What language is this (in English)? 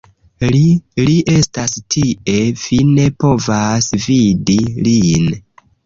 Esperanto